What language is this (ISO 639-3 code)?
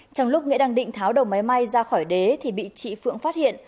vie